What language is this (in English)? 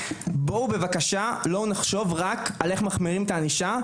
Hebrew